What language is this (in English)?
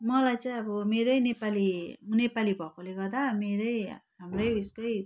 Nepali